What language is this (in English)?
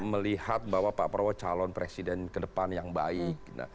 Indonesian